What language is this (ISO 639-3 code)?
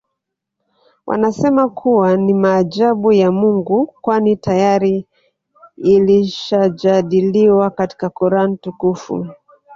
swa